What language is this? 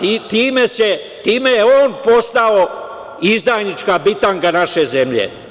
Serbian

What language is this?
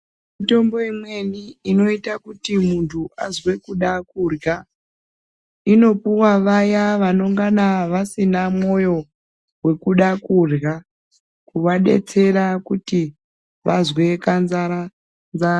Ndau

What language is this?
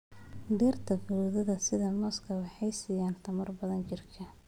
Somali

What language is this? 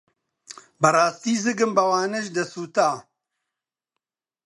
Central Kurdish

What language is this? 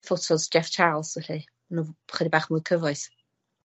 Welsh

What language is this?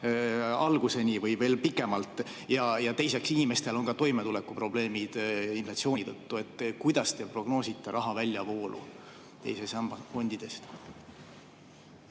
Estonian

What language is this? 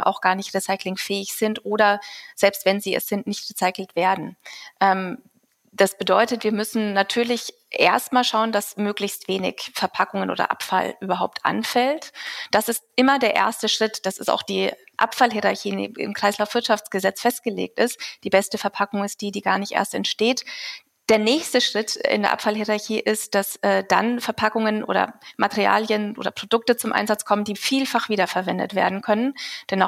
German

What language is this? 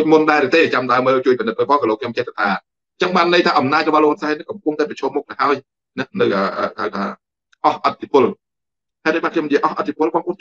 Thai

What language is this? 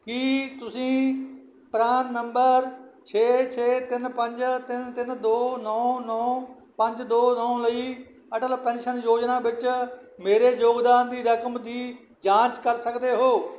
Punjabi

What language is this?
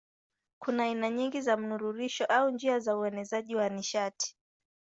Swahili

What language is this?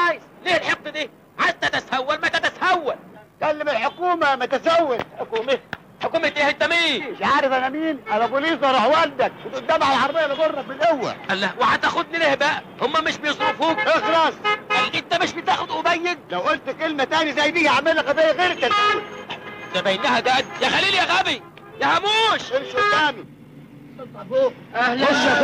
Arabic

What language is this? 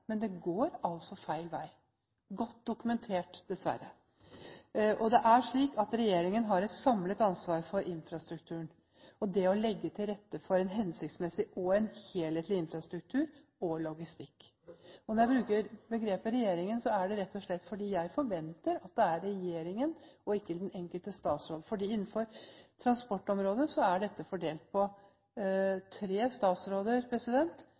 Norwegian Bokmål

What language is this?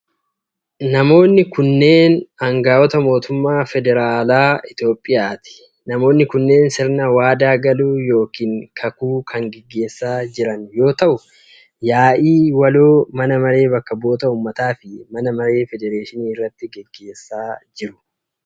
Oromo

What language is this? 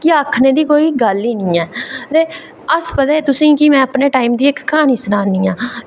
Dogri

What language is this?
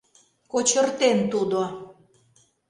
Mari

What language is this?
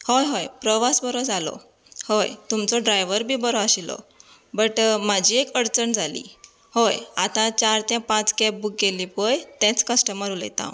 Konkani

